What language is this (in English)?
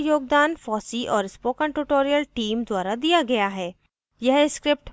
Hindi